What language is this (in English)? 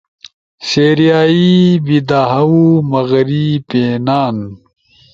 Ushojo